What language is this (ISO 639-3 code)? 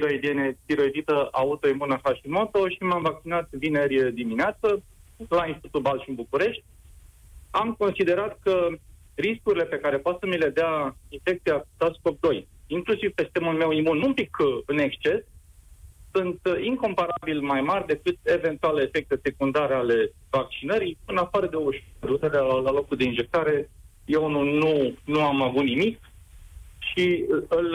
ron